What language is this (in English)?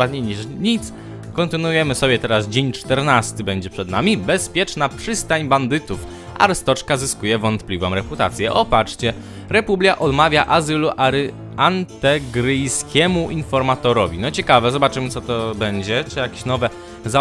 Polish